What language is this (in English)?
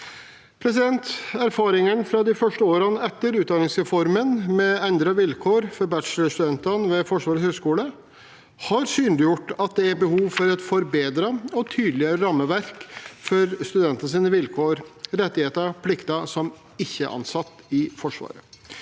Norwegian